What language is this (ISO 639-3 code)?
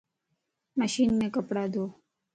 lss